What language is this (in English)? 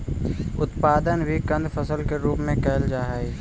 Magahi